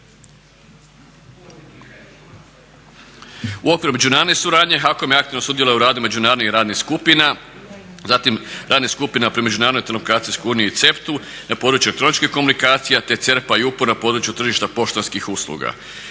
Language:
Croatian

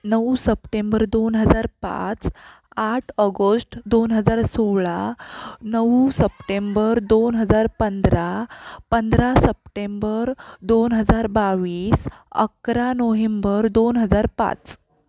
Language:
Marathi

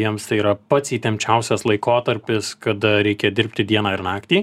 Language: Lithuanian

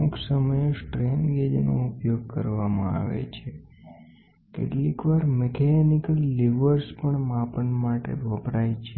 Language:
Gujarati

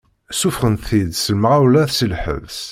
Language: Kabyle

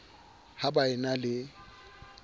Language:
Southern Sotho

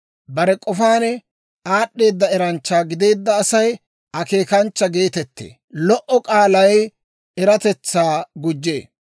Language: Dawro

